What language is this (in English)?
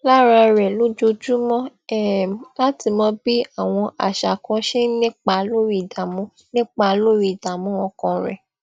Yoruba